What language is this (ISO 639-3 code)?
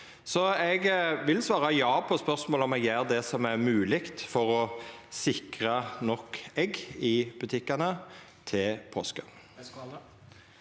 nor